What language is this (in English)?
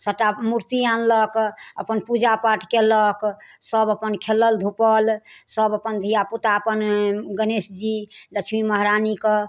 Maithili